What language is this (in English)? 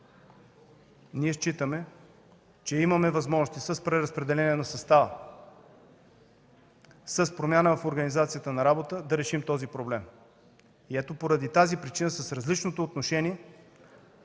Bulgarian